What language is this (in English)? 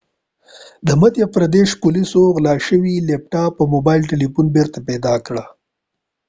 Pashto